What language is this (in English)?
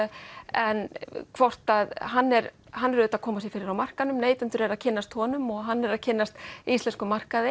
Icelandic